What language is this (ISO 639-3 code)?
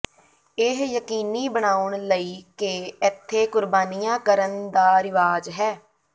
pan